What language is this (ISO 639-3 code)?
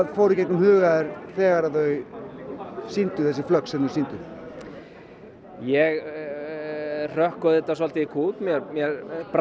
isl